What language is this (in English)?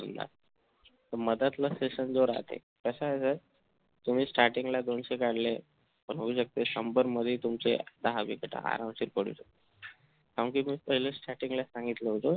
Marathi